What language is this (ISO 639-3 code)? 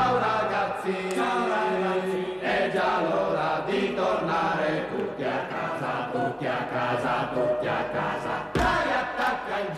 ita